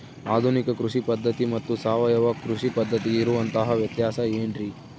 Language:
Kannada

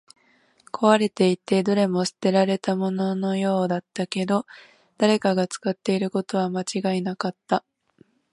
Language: Japanese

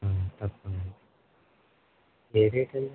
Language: Telugu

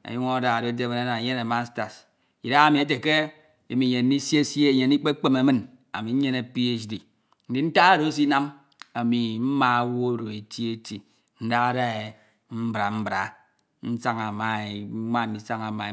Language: Ito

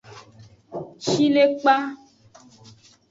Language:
Aja (Benin)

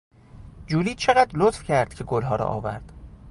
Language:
Persian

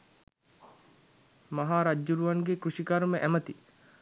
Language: Sinhala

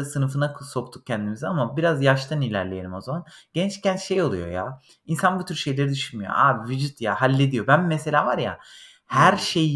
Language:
Turkish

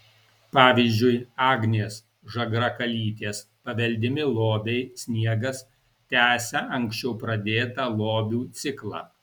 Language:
Lithuanian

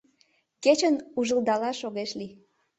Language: Mari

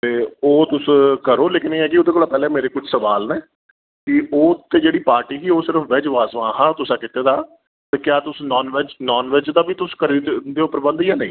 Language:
Dogri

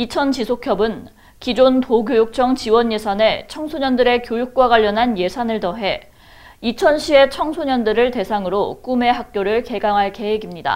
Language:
Korean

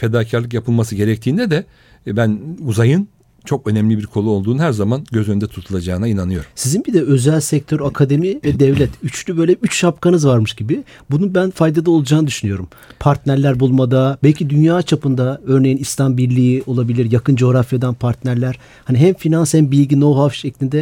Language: Turkish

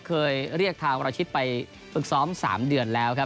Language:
Thai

